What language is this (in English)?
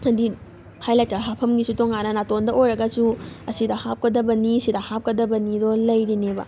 Manipuri